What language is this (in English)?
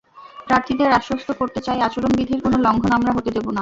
Bangla